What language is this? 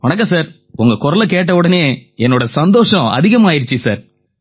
Tamil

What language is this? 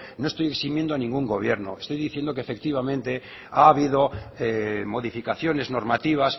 Spanish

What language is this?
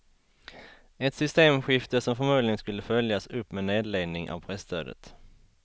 Swedish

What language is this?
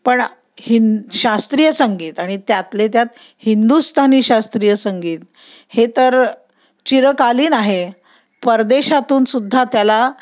Marathi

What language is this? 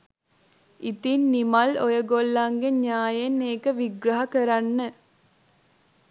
Sinhala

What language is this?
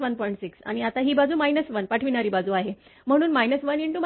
Marathi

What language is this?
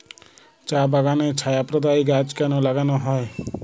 Bangla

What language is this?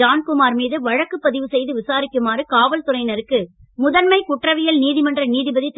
Tamil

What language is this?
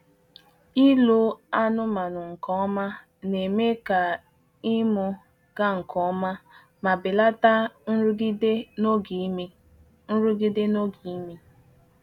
Igbo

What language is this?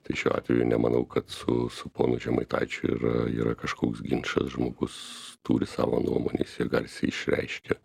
Lithuanian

